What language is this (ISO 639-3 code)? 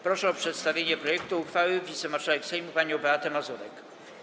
pol